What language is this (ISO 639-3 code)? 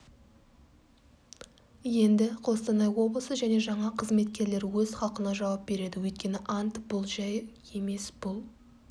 kaz